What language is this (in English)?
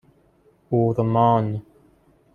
Persian